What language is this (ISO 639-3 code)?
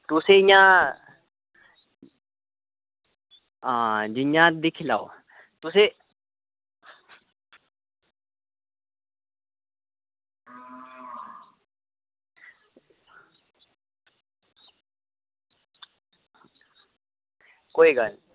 doi